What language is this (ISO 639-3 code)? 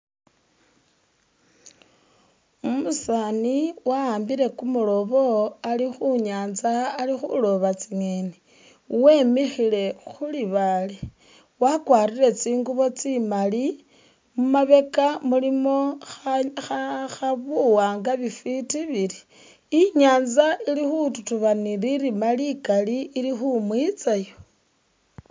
myx